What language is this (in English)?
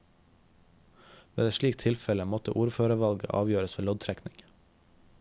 Norwegian